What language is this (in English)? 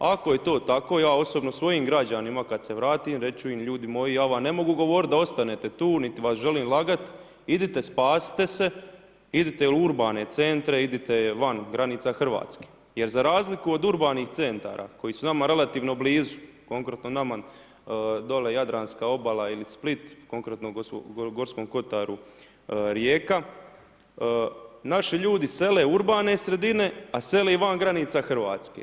Croatian